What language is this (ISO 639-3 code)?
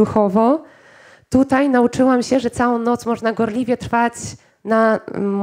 pol